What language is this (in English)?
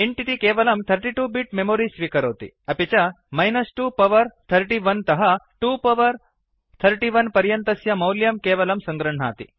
Sanskrit